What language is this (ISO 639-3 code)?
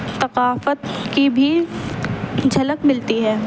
urd